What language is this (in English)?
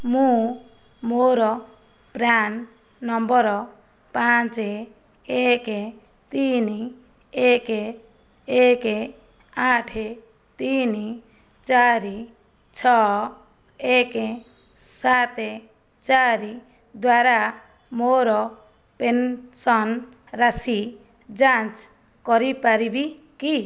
Odia